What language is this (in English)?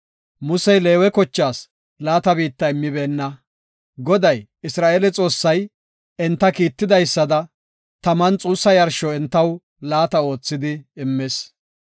Gofa